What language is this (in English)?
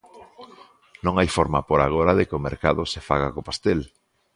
Galician